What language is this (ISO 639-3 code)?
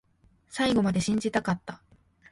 jpn